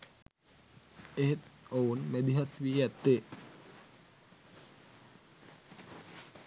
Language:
Sinhala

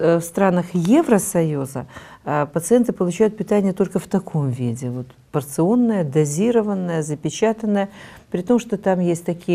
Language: Russian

